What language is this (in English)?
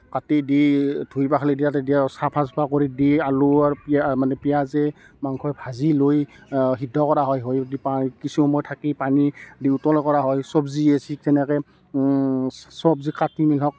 Assamese